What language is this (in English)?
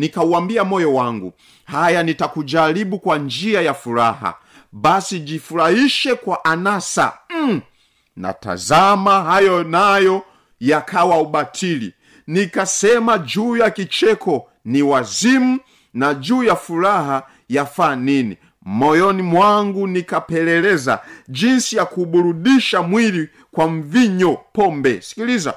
Swahili